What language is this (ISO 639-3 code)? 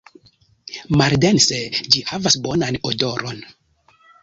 epo